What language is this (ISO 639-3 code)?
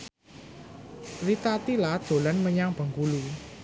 jav